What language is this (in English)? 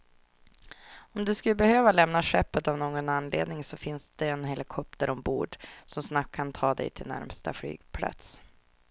Swedish